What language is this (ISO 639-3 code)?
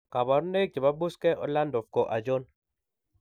kln